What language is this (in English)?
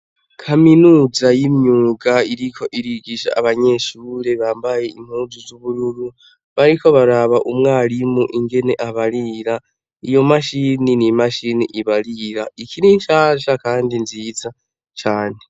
Rundi